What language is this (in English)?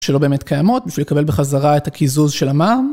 Hebrew